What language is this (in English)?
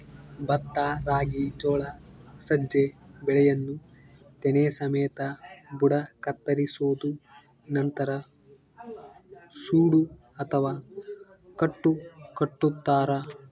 Kannada